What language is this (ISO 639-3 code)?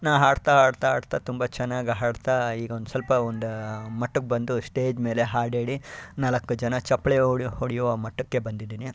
kan